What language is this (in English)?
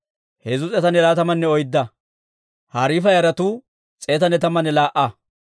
Dawro